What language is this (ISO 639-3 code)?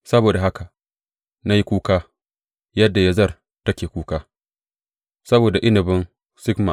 hau